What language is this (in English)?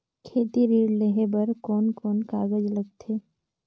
Chhattisgarhi